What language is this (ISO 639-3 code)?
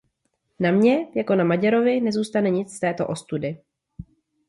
ces